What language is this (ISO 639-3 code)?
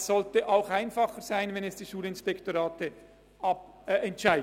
gsw